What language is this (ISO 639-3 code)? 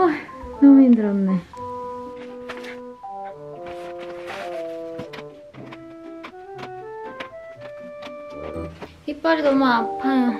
kor